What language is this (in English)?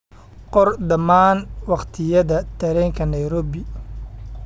Somali